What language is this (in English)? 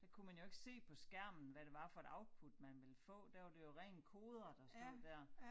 Danish